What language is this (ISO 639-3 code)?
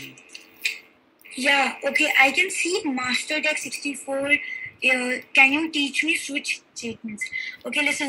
eng